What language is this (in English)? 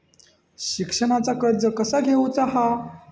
Marathi